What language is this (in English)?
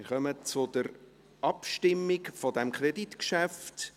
Swiss German